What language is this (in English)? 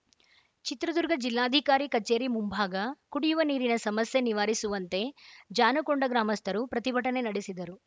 Kannada